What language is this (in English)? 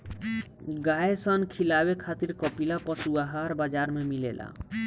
Bhojpuri